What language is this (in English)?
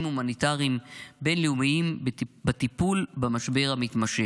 Hebrew